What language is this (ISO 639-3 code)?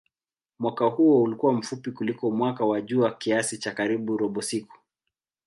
swa